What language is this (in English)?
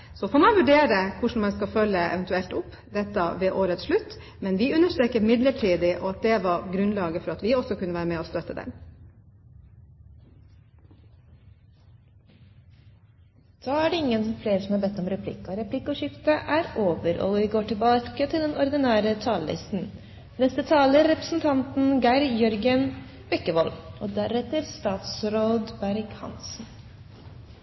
Norwegian